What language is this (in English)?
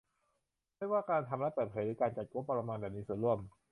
Thai